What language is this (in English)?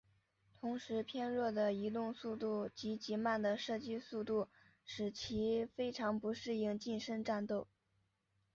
Chinese